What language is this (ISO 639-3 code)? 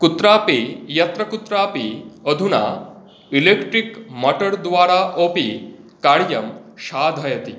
san